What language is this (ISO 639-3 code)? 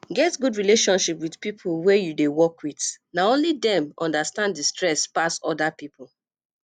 pcm